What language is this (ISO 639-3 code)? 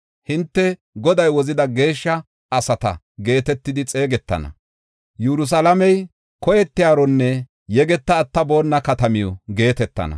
gof